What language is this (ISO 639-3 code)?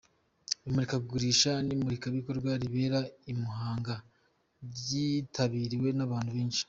kin